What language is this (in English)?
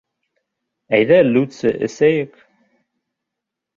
Bashkir